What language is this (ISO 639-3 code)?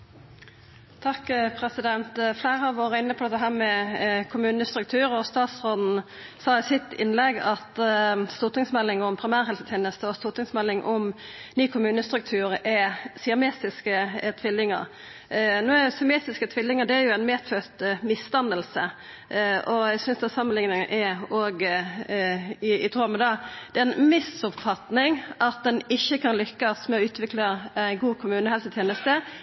nno